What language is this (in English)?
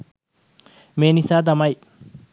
Sinhala